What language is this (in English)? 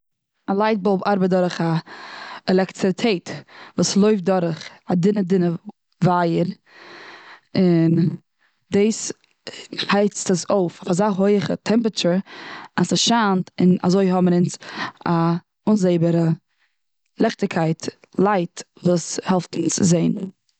Yiddish